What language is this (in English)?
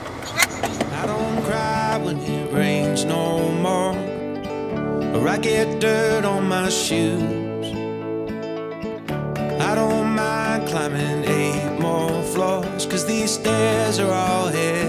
Japanese